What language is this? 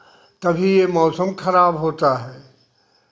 Hindi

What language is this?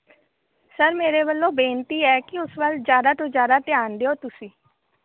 Punjabi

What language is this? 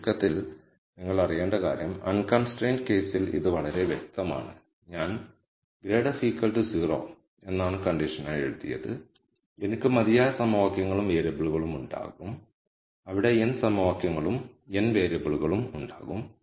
Malayalam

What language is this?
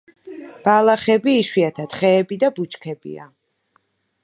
Georgian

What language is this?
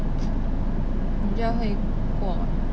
English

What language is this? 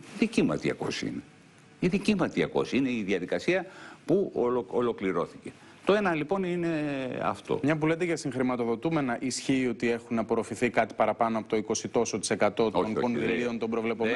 Greek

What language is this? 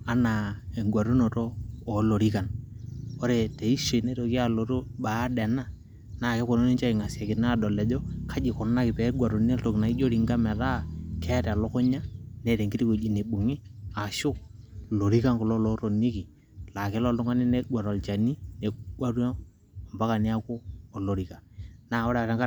Masai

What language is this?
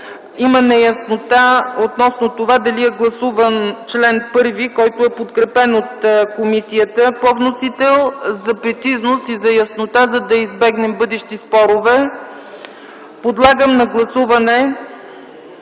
Bulgarian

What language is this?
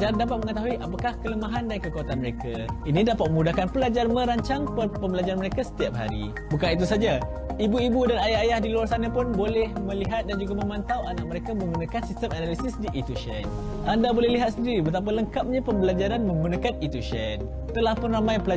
Malay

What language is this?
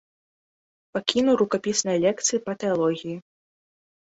Belarusian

